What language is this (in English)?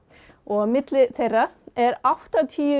Icelandic